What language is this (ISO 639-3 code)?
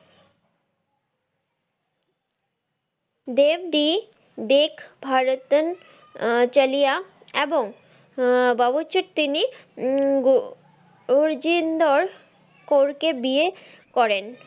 ben